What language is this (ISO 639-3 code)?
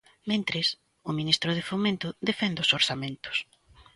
glg